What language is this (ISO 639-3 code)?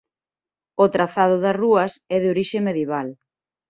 glg